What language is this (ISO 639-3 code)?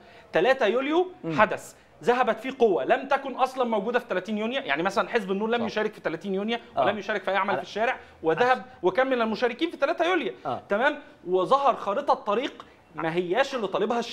ara